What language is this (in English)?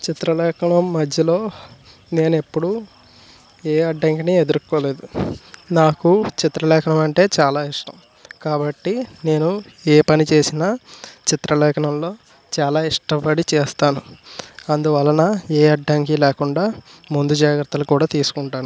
Telugu